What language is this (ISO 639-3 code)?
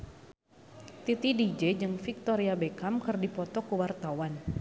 sun